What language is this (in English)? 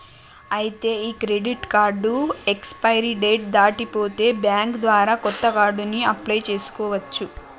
Telugu